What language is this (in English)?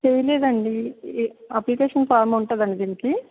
Telugu